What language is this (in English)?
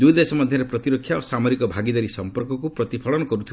Odia